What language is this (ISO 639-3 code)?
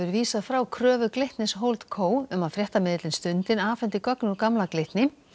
isl